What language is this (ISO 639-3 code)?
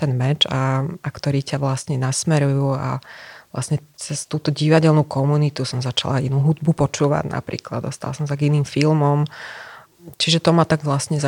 slk